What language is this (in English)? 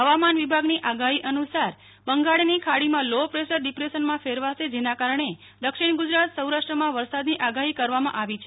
Gujarati